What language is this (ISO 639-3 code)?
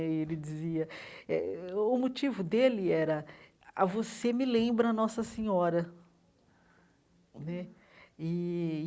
por